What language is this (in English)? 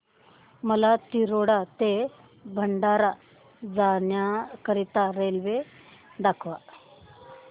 Marathi